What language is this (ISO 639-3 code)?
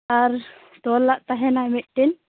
sat